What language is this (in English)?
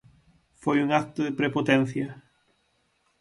Galician